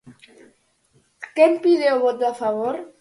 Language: Galician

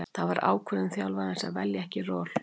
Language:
Icelandic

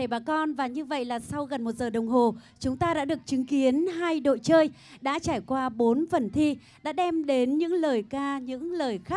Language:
Vietnamese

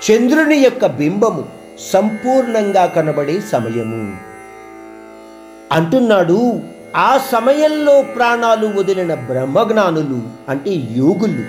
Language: Hindi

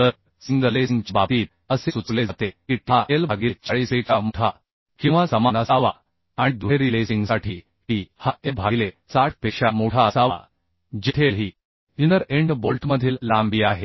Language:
Marathi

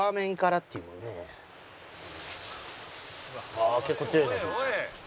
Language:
Japanese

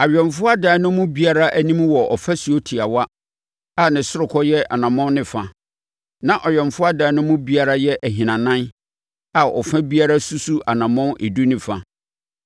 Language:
Akan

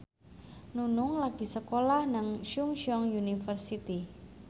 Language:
Javanese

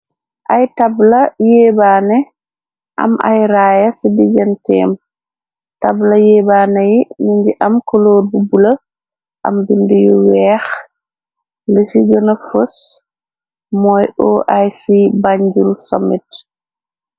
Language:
Wolof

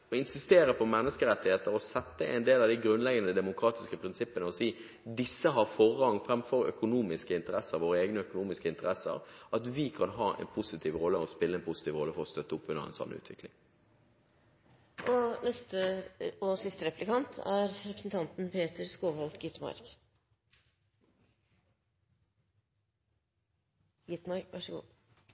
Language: Norwegian Bokmål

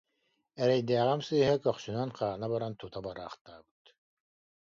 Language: Yakut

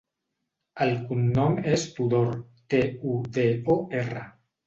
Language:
Catalan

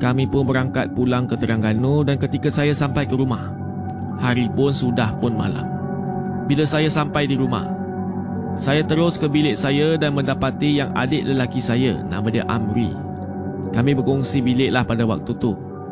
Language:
Malay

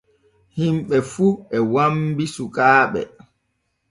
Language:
Borgu Fulfulde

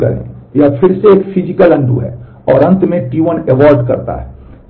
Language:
Hindi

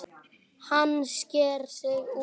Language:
Icelandic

